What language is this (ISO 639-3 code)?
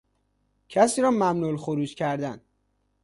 fas